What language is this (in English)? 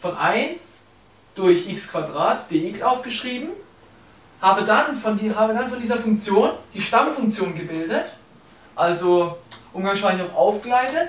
German